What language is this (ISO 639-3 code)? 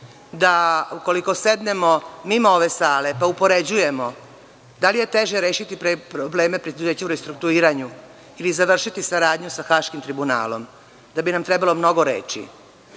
srp